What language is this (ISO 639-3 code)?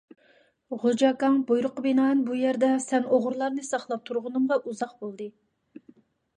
uig